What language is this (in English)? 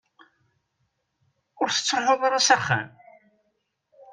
Kabyle